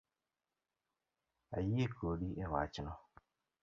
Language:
Luo (Kenya and Tanzania)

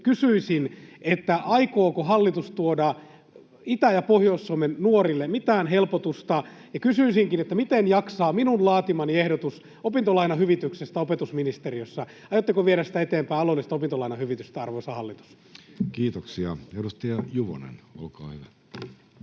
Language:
Finnish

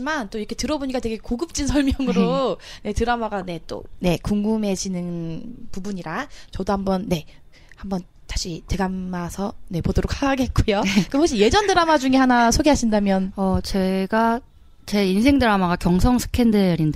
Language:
Korean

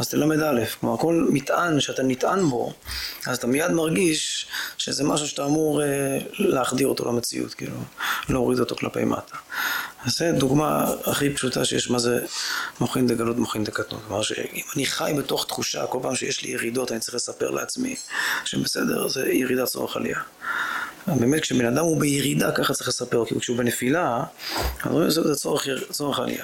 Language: Hebrew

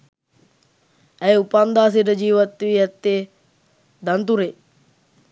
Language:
Sinhala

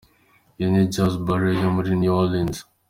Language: Kinyarwanda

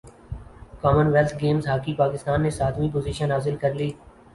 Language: Urdu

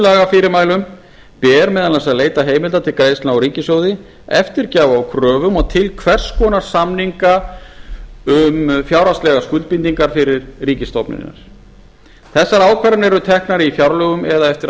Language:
Icelandic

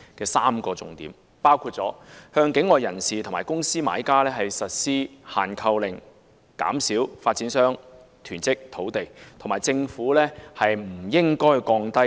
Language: Cantonese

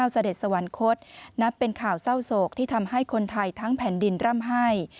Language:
Thai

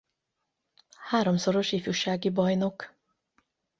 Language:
Hungarian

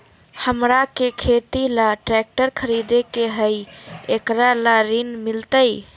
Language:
Magahi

